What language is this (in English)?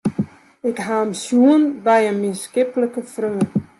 Western Frisian